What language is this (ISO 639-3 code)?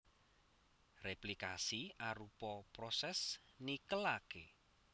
jav